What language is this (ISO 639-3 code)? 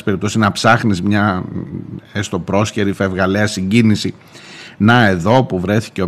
ell